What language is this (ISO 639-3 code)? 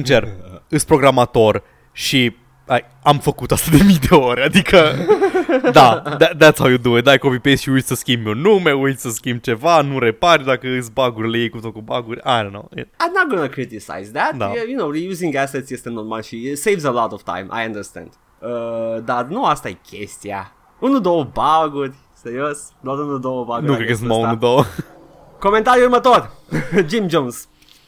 ron